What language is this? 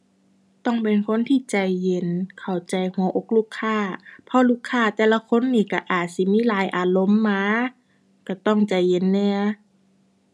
Thai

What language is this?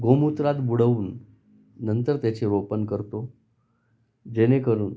Marathi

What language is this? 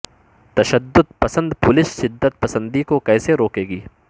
Urdu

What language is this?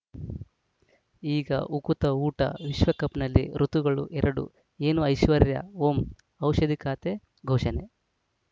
Kannada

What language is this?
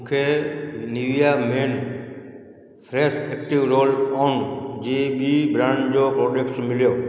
Sindhi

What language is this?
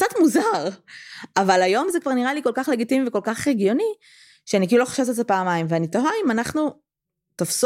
Hebrew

